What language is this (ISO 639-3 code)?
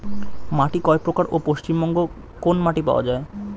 ben